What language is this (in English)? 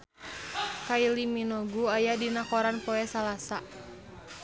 Sundanese